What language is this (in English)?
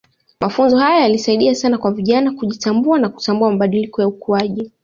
Swahili